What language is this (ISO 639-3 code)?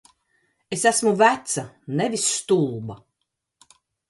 lav